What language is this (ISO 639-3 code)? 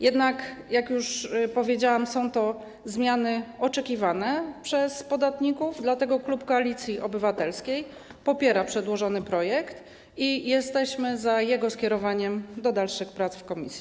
pol